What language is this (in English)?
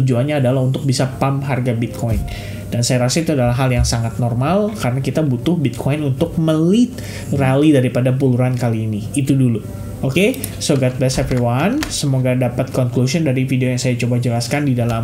Indonesian